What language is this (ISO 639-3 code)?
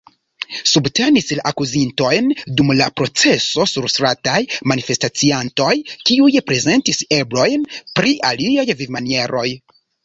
epo